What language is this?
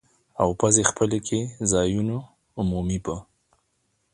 Pashto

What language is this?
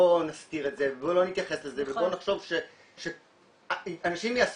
Hebrew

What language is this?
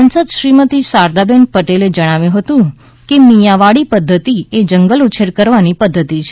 Gujarati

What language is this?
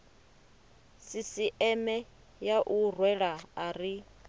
Venda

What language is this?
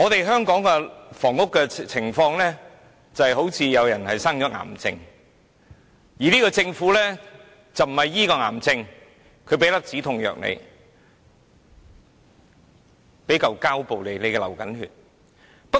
Cantonese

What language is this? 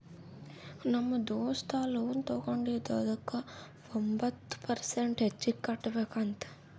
Kannada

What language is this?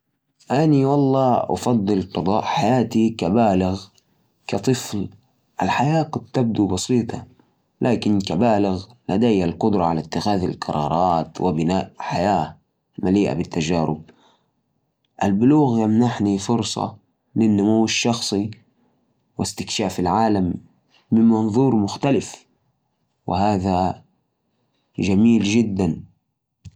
Najdi Arabic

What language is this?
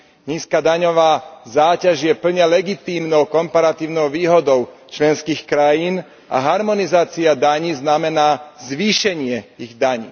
Slovak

